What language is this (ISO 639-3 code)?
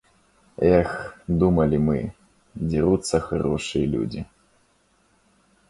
rus